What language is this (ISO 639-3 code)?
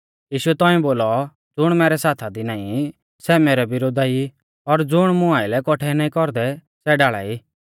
bfz